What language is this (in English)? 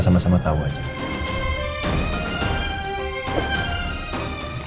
Indonesian